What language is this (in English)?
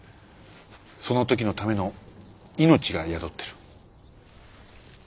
Japanese